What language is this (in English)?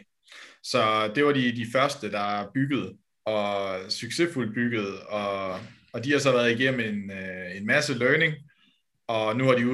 Danish